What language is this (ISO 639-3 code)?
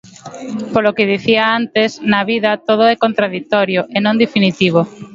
glg